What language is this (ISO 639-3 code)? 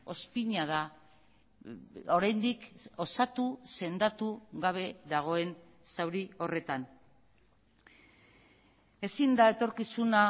eus